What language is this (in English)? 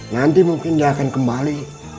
Indonesian